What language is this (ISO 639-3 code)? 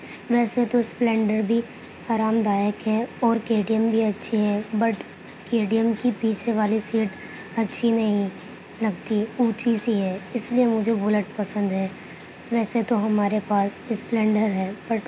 urd